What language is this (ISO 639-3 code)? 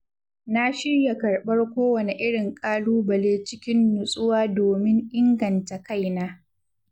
hau